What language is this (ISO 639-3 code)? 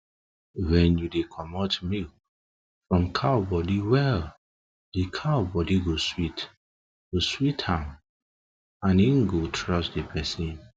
pcm